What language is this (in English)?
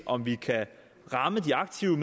Danish